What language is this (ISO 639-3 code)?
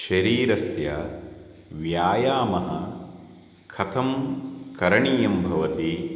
san